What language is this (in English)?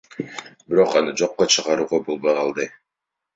Kyrgyz